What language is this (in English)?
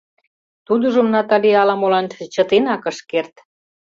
Mari